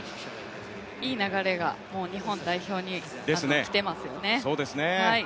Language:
Japanese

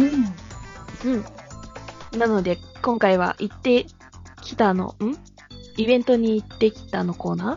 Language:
Japanese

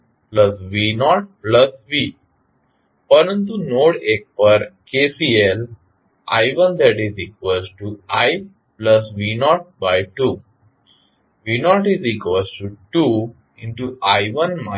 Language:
Gujarati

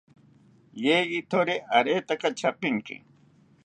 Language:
South Ucayali Ashéninka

